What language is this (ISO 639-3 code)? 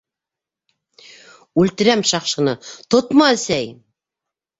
bak